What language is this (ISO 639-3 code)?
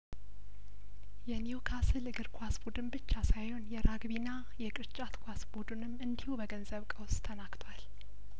amh